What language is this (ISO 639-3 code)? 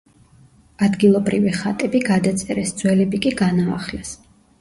kat